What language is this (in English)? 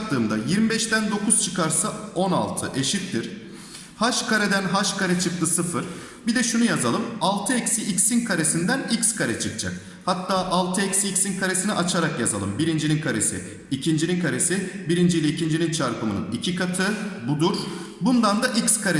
Turkish